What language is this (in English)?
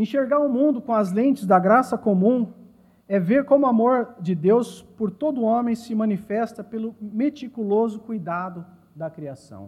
Portuguese